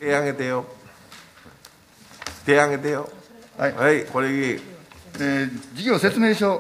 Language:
Japanese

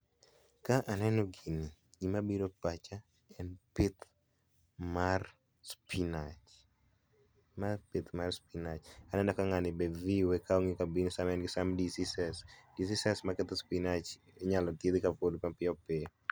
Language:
Luo (Kenya and Tanzania)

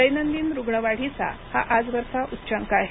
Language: Marathi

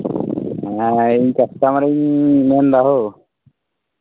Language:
Santali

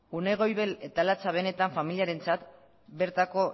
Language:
Basque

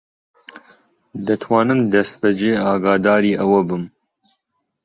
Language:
Central Kurdish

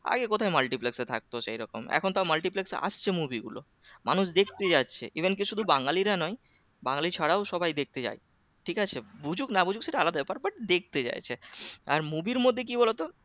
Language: Bangla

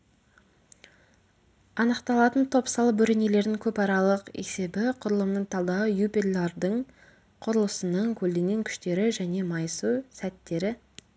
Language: Kazakh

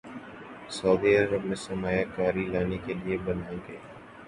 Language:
Urdu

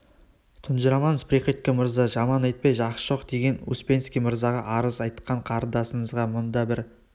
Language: Kazakh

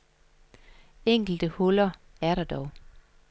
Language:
Danish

